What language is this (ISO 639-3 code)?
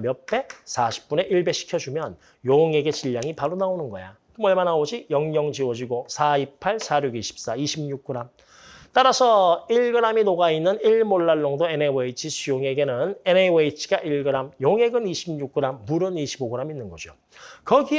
kor